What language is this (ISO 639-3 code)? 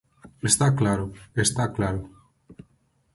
glg